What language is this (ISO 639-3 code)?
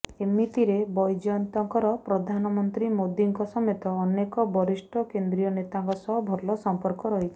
ori